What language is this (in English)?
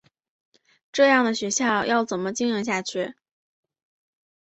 Chinese